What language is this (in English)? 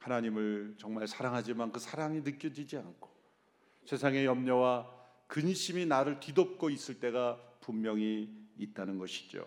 Korean